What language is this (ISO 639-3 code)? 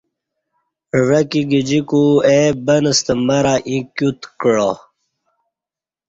bsh